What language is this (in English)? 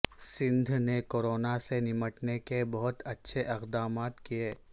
Urdu